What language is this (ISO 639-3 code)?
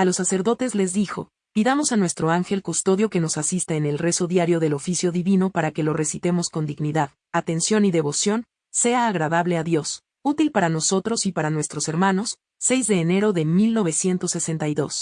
spa